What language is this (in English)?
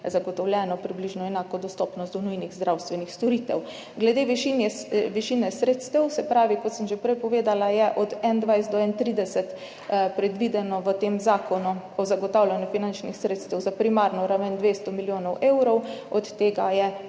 Slovenian